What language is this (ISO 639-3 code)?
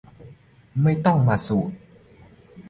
tha